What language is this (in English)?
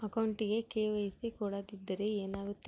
Kannada